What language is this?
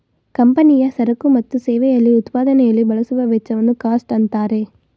Kannada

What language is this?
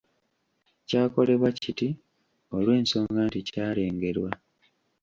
Ganda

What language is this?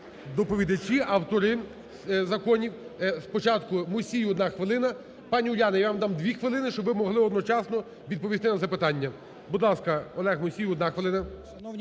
Ukrainian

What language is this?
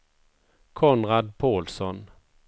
Swedish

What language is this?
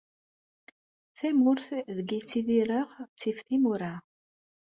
Kabyle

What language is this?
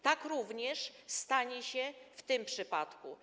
Polish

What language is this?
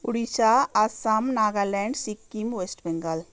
Nepali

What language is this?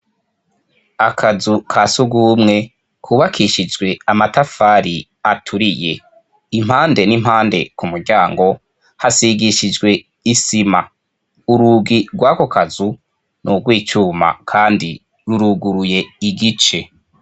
Rundi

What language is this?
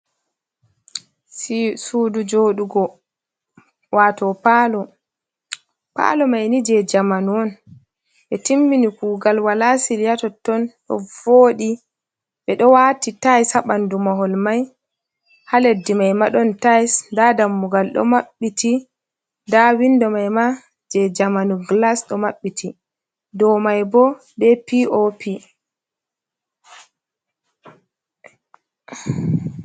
Fula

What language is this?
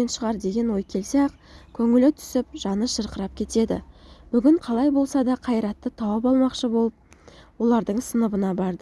Turkish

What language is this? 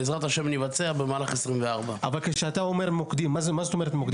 Hebrew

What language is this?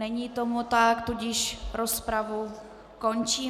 Czech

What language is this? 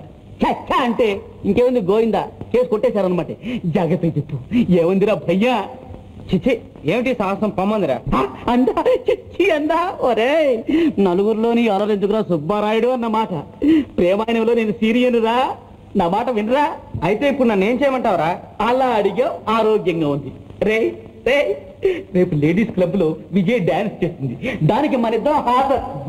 Telugu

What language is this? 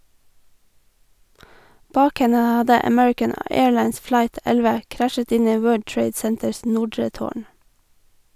Norwegian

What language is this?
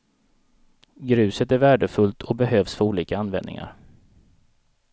Swedish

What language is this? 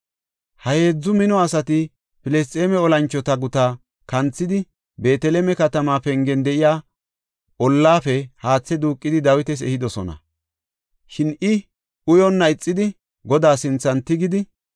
Gofa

